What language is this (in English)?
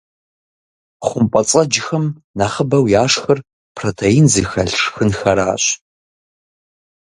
Kabardian